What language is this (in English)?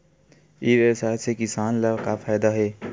Chhattisgarhi